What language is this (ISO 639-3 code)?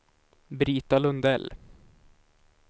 swe